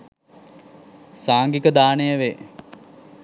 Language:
Sinhala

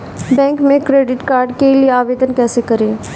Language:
Hindi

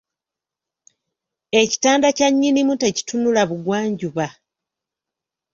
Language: Ganda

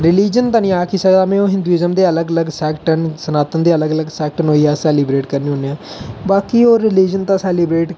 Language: Dogri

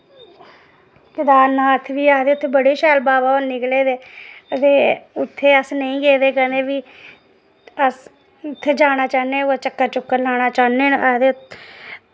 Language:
Dogri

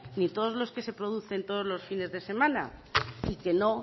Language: Spanish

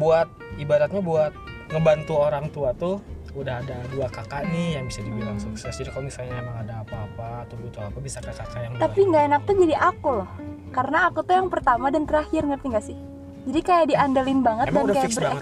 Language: Indonesian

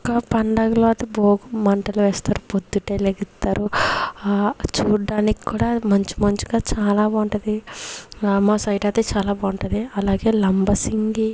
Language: Telugu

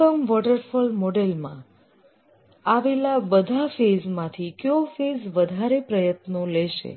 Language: Gujarati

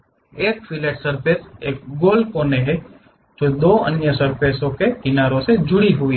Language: Hindi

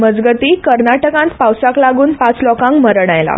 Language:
Konkani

